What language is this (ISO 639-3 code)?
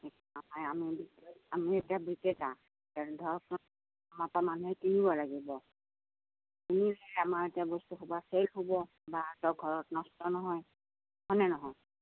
asm